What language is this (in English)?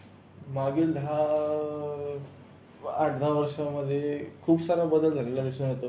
Marathi